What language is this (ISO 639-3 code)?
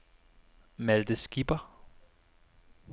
dan